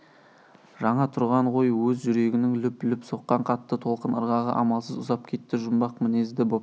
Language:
Kazakh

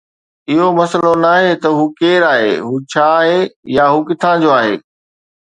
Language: Sindhi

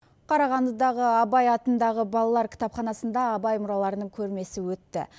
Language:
Kazakh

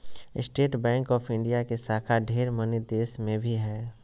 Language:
Magahi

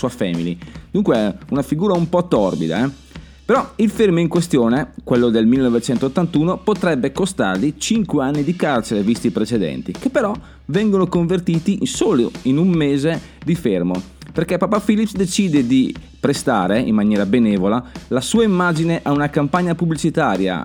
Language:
Italian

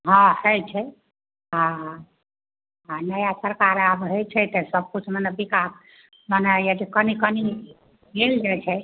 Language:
Maithili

